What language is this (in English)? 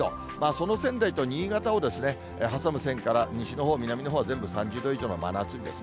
Japanese